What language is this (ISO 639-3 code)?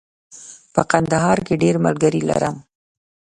pus